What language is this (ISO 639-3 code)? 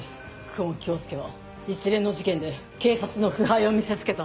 jpn